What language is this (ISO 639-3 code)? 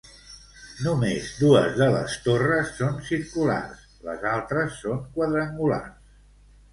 cat